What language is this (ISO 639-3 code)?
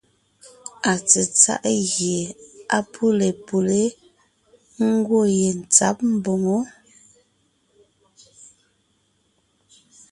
nnh